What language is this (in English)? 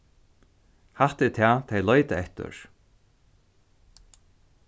Faroese